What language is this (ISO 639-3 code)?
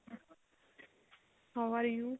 pan